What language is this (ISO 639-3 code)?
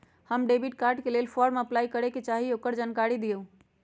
mag